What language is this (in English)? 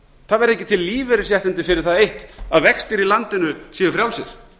Icelandic